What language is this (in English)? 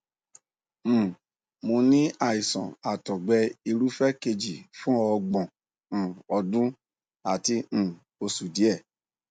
Yoruba